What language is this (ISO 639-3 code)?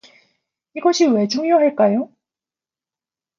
kor